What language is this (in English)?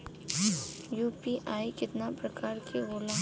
Bhojpuri